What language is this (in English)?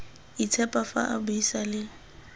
Tswana